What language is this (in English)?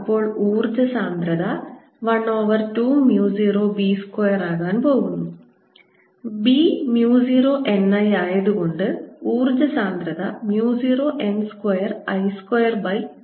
Malayalam